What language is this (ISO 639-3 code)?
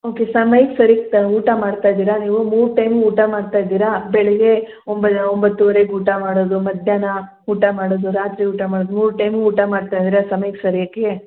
kan